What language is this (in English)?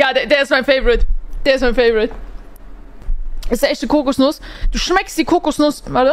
German